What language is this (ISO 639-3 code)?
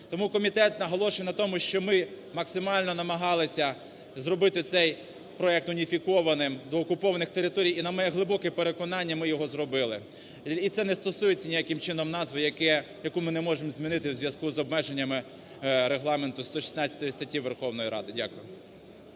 ukr